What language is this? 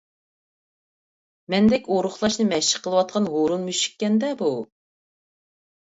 Uyghur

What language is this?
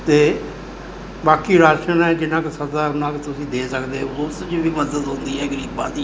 Punjabi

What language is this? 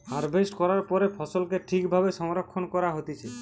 Bangla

